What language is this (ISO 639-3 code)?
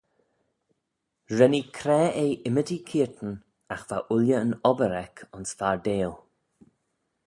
glv